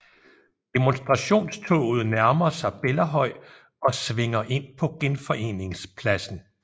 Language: Danish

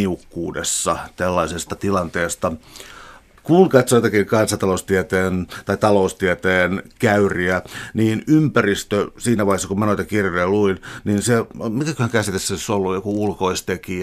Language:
Finnish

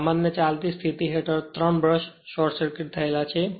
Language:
Gujarati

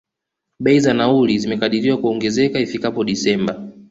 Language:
Swahili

